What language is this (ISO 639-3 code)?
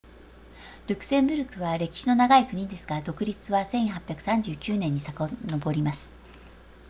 jpn